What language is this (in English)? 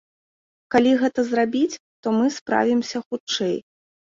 Belarusian